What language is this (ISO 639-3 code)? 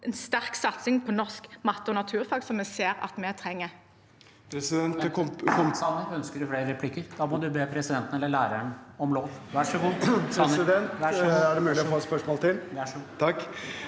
nor